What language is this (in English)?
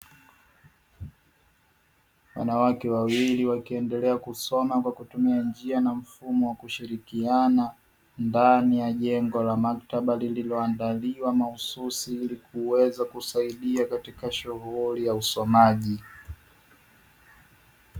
Swahili